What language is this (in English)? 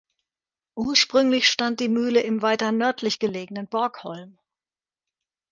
German